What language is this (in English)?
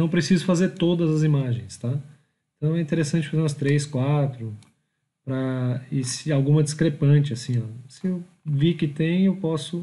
Portuguese